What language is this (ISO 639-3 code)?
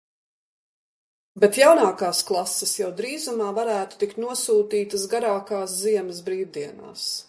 lav